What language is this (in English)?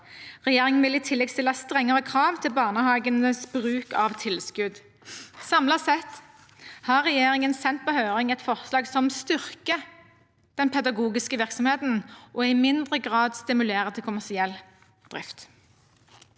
Norwegian